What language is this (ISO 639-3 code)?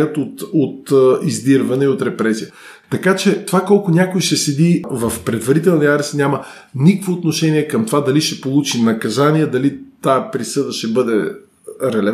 bul